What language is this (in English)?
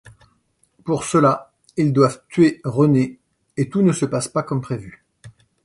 French